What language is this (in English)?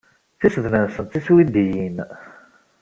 Kabyle